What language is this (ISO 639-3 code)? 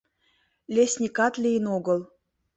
chm